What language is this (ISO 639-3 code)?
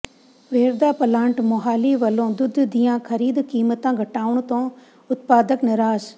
pan